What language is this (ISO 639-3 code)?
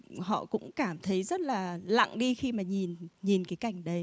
vie